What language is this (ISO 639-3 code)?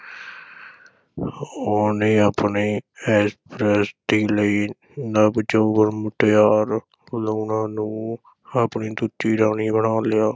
pan